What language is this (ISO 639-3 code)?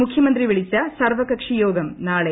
mal